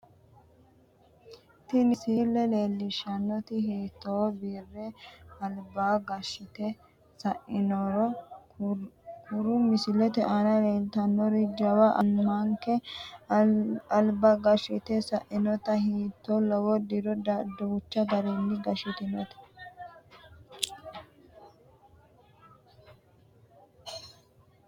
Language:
Sidamo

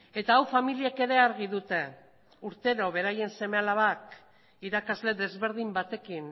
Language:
Basque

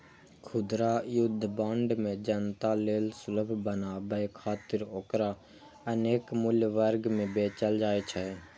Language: Maithili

